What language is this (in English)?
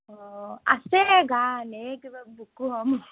Assamese